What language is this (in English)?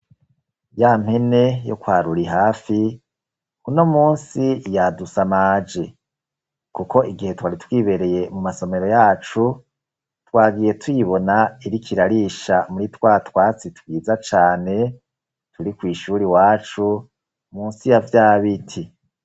Rundi